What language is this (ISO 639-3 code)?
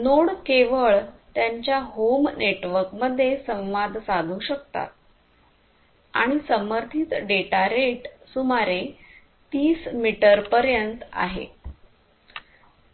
mar